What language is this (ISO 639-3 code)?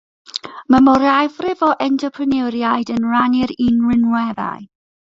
cym